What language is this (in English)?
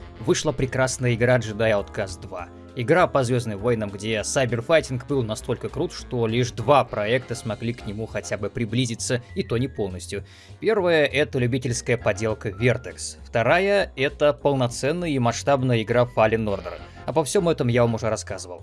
Russian